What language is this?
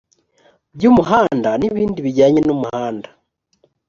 Kinyarwanda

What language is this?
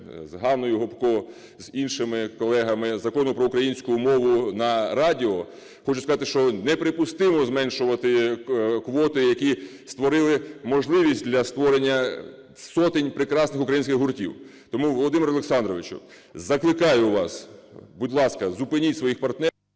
Ukrainian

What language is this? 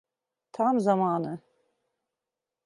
Turkish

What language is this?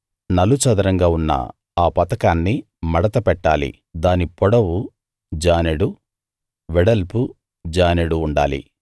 Telugu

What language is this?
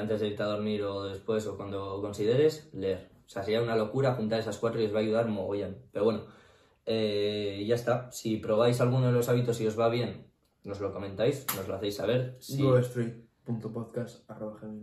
Spanish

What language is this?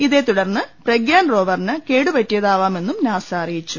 Malayalam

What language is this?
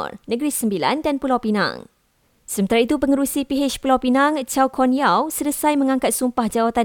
Malay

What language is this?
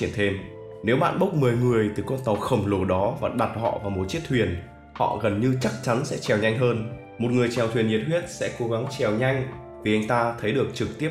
Vietnamese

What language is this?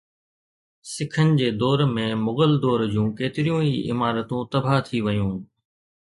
Sindhi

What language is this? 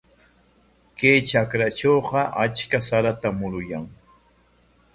Corongo Ancash Quechua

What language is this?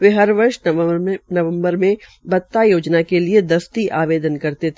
Hindi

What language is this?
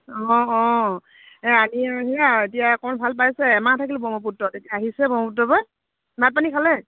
Assamese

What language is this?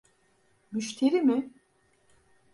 Turkish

